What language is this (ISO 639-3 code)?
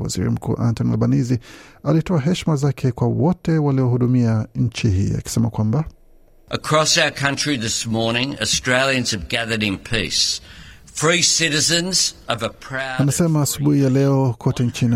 swa